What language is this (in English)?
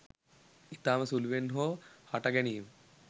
Sinhala